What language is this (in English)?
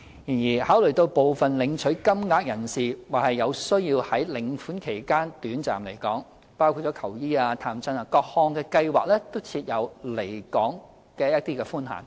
Cantonese